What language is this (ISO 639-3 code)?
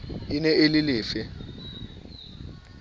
sot